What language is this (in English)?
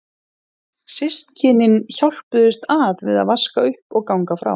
Icelandic